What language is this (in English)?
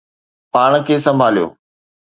Sindhi